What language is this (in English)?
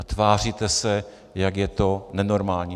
Czech